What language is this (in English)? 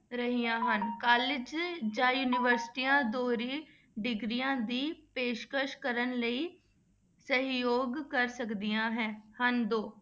Punjabi